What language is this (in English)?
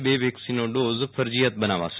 Gujarati